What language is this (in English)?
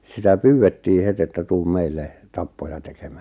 Finnish